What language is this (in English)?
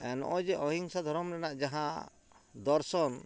Santali